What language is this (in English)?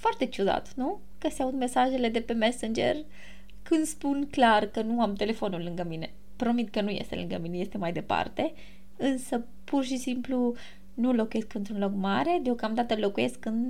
Romanian